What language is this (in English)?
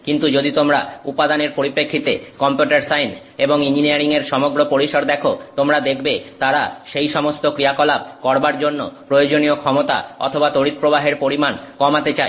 Bangla